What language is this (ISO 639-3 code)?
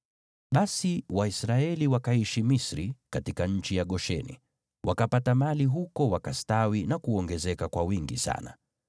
swa